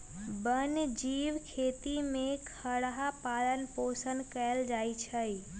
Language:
Magahi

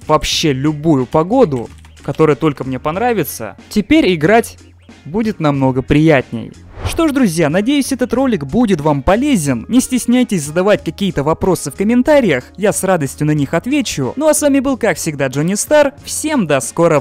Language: Russian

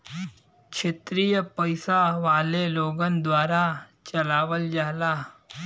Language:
Bhojpuri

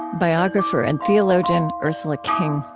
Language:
English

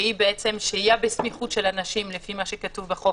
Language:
Hebrew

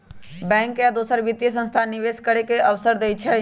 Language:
Magahi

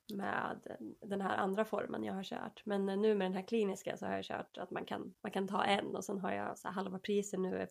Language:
Swedish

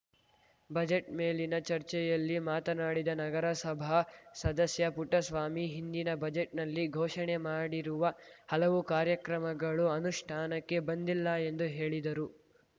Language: Kannada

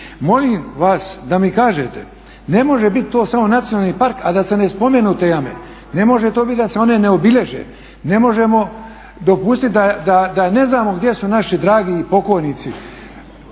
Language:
Croatian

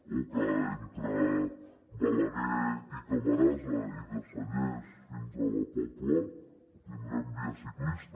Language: Catalan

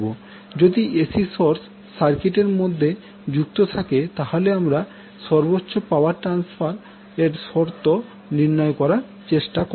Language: Bangla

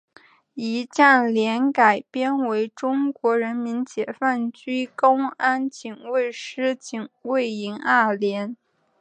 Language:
Chinese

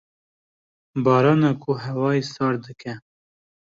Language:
Kurdish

